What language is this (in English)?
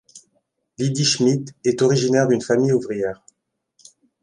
French